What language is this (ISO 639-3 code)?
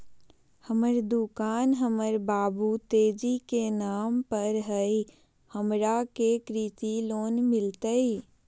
mag